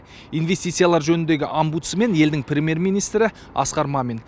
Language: Kazakh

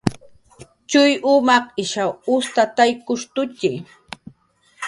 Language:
Jaqaru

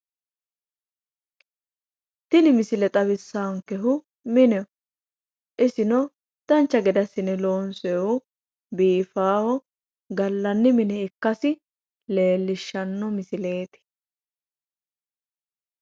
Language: Sidamo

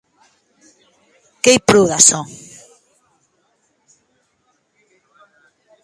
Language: Occitan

